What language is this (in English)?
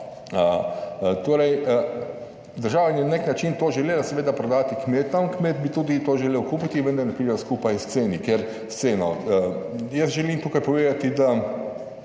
Slovenian